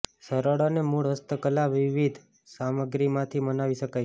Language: Gujarati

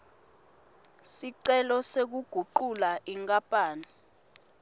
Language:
Swati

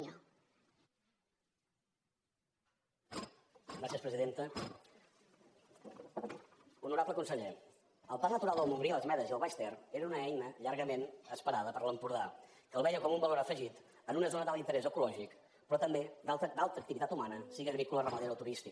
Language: Catalan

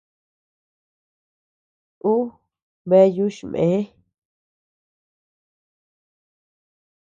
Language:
Tepeuxila Cuicatec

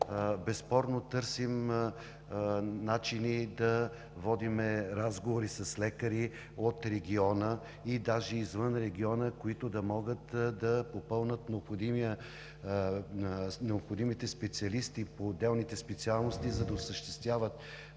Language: Bulgarian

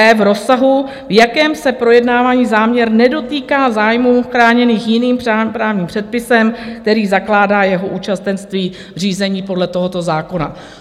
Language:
Czech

